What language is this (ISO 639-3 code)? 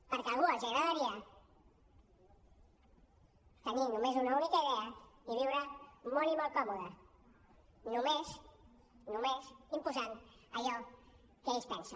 cat